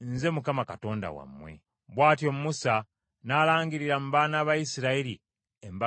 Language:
Ganda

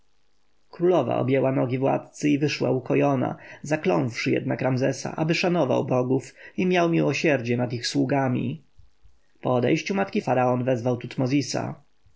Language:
Polish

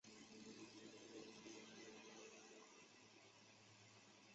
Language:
Chinese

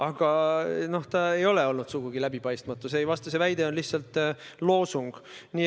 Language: Estonian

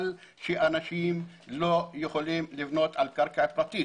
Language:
Hebrew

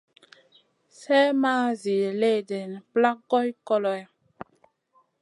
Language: Masana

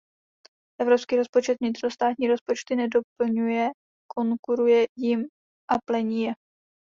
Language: Czech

